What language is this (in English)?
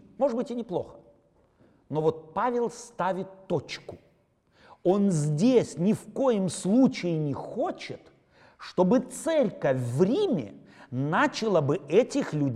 Russian